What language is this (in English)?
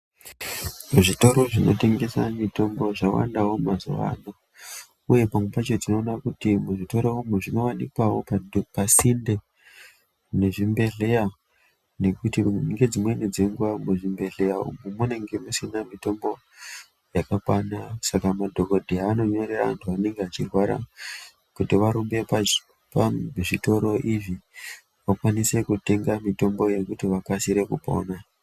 Ndau